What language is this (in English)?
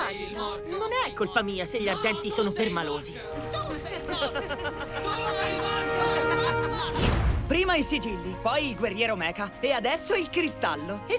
Italian